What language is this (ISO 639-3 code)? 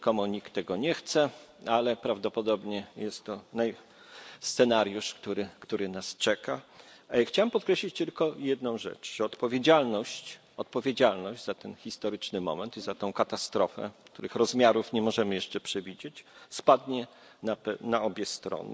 pol